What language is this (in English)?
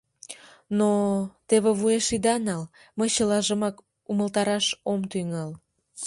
Mari